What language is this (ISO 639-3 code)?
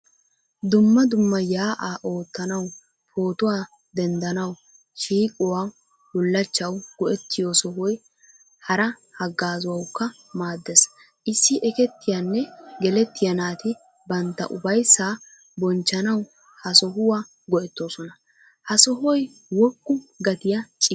wal